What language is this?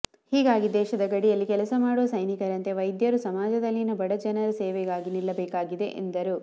Kannada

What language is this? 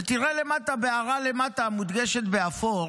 Hebrew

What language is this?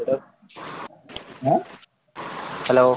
Bangla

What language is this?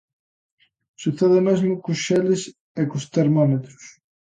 Galician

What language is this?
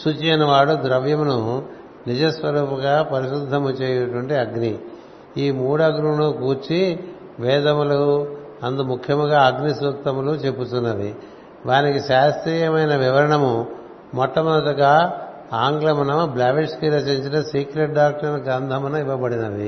Telugu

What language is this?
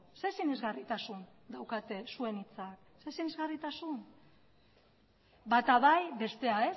Basque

